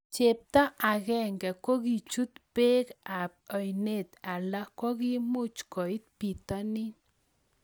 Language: Kalenjin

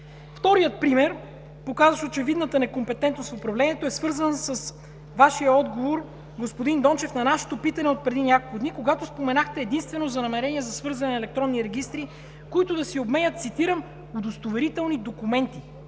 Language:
Bulgarian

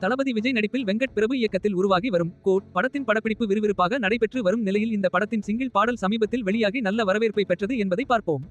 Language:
Tamil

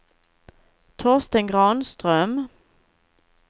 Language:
Swedish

